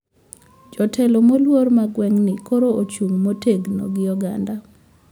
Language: Luo (Kenya and Tanzania)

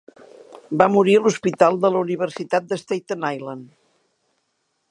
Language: Catalan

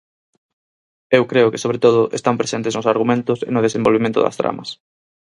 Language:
Galician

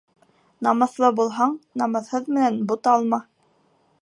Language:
Bashkir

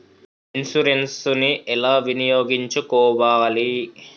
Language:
Telugu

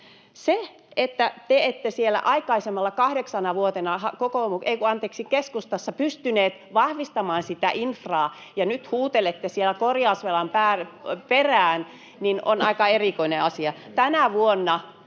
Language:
Finnish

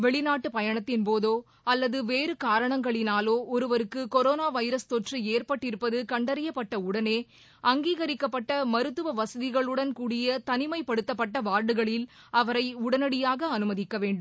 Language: Tamil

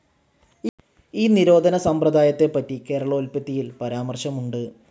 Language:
Malayalam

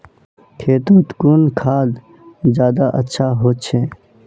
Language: Magahi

